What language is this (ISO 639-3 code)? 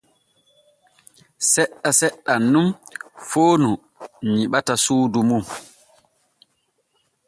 fue